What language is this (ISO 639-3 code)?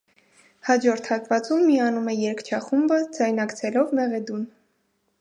hye